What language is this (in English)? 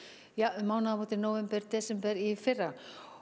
Icelandic